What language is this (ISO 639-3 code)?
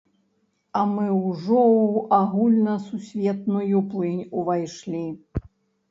bel